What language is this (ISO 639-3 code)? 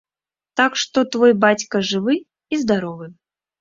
bel